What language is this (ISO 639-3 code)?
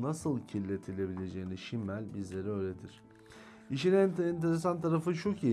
tur